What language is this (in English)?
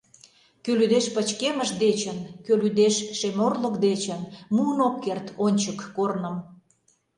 Mari